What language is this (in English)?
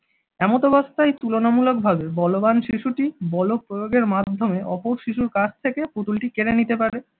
Bangla